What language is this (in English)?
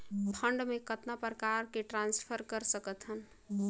Chhattisgarhi